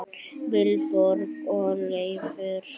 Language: Icelandic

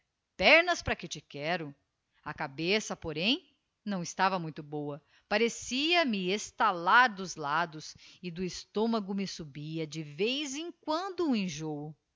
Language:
Portuguese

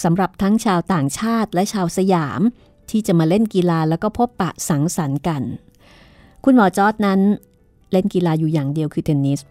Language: Thai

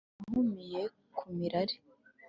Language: Kinyarwanda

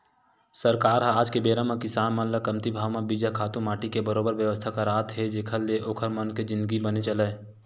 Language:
Chhattisgarhi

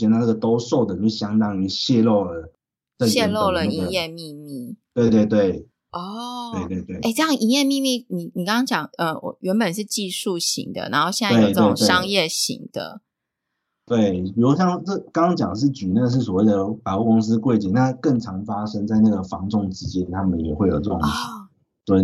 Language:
Chinese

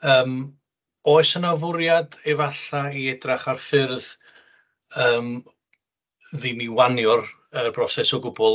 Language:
Welsh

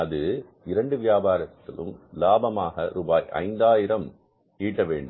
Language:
Tamil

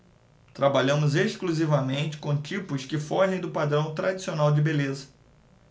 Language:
Portuguese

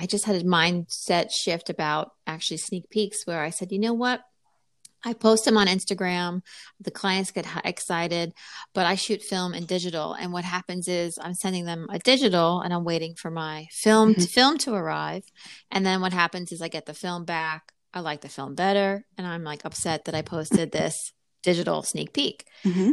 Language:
English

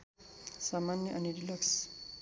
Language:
Nepali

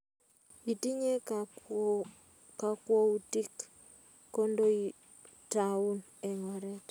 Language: Kalenjin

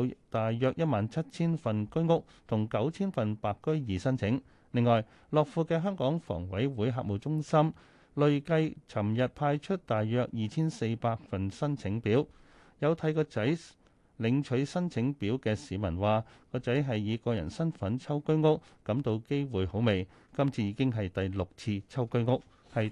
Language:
Chinese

